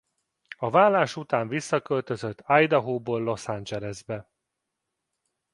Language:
Hungarian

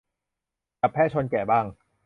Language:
Thai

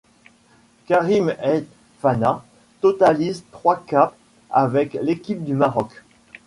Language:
French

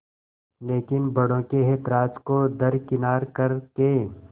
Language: Hindi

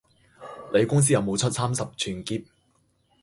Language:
Cantonese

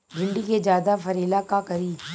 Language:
Bhojpuri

